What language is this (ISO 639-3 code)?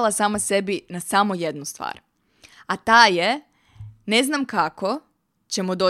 hrv